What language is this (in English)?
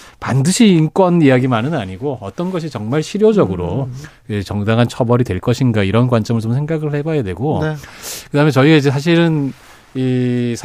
Korean